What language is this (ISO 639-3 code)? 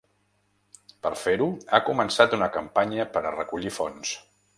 cat